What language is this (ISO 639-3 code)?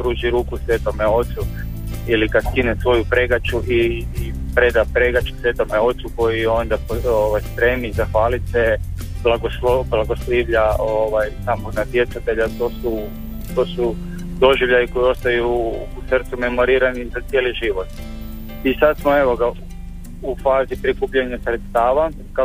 hrv